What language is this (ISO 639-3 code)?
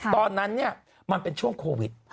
tha